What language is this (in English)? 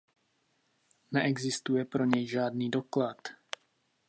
Czech